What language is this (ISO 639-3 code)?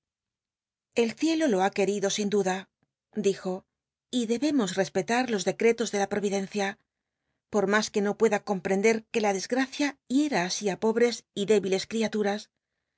spa